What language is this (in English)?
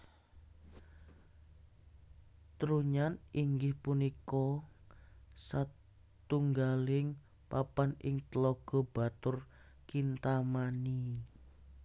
Javanese